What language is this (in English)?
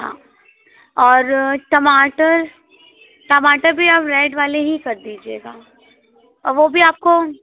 Hindi